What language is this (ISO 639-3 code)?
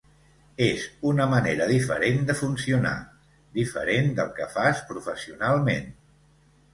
cat